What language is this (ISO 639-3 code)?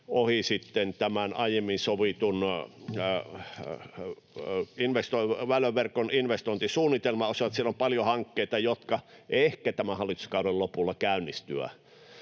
fin